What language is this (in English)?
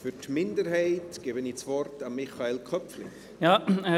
Swiss German